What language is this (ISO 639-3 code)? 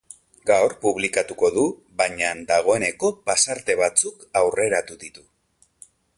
eus